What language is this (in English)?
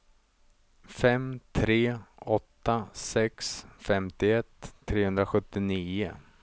Swedish